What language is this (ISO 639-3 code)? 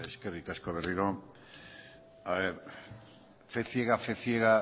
eus